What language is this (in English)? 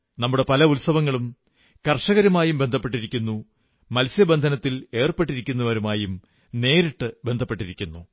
Malayalam